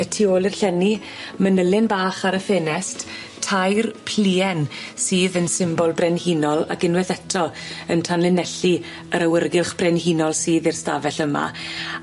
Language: Welsh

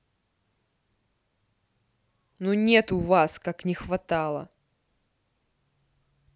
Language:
Russian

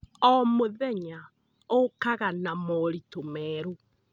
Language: Kikuyu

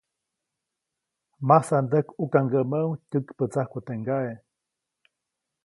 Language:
Copainalá Zoque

